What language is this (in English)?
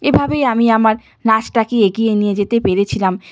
Bangla